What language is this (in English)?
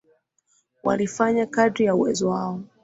Swahili